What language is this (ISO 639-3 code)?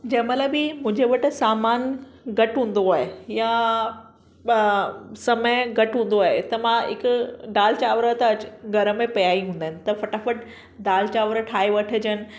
snd